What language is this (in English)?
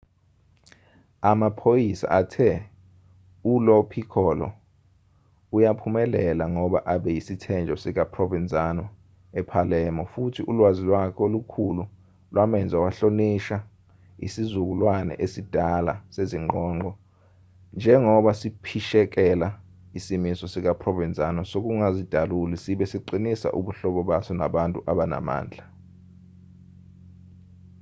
Zulu